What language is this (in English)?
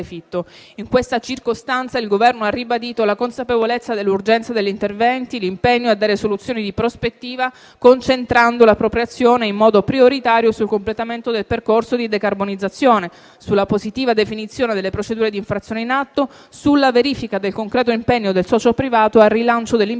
Italian